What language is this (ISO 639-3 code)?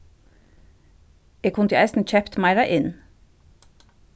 fao